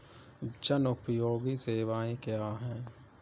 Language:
Hindi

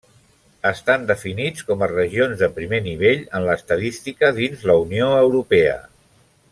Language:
Catalan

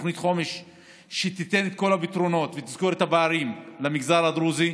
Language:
Hebrew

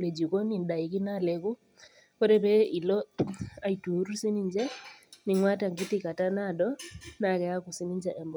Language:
Masai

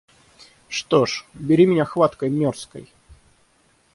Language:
Russian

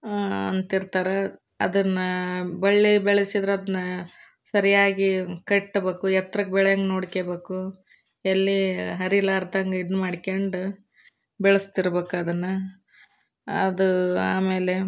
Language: Kannada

